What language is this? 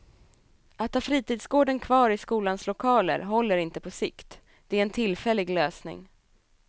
Swedish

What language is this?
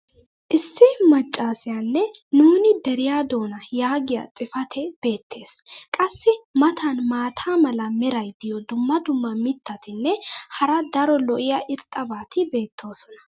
Wolaytta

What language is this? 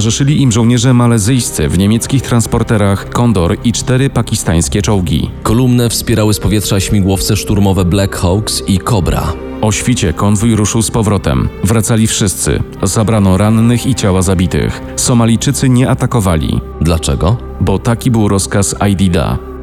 Polish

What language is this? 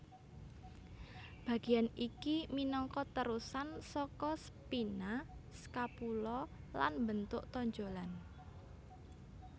Javanese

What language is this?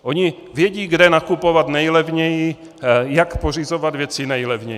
Czech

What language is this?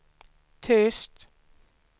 Swedish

